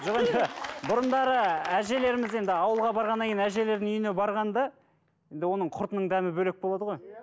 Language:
Kazakh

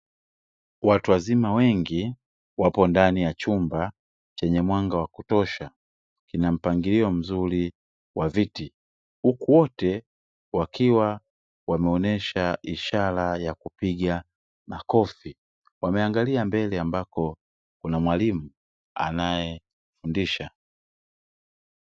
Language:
Swahili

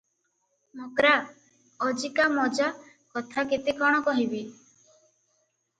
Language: Odia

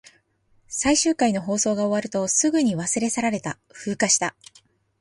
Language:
Japanese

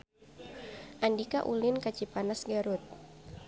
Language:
Sundanese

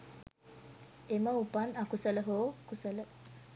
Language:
Sinhala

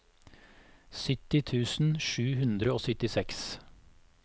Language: Norwegian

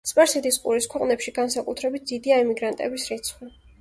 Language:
Georgian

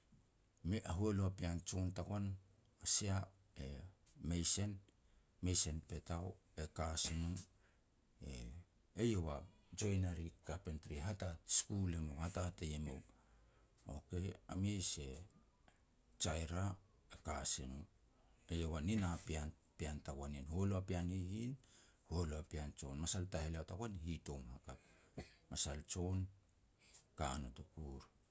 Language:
Petats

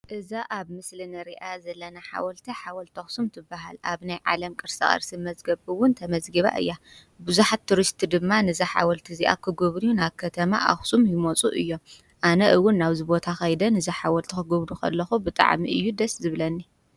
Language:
Tigrinya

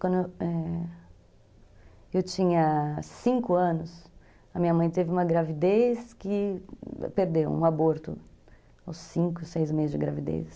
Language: Portuguese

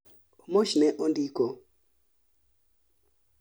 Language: Luo (Kenya and Tanzania)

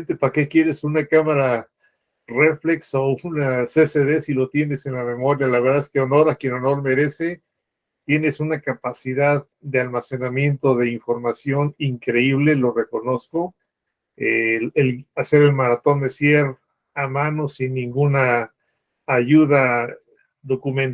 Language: Spanish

